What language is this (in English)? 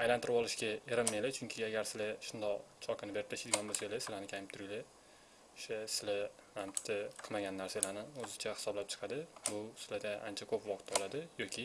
Turkish